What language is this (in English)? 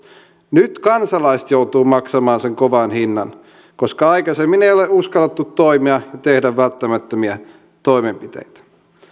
Finnish